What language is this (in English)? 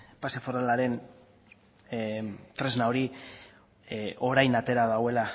Basque